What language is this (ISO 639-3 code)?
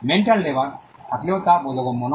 ben